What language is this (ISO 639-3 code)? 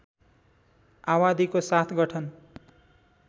nep